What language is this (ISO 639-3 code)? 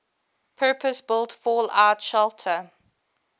eng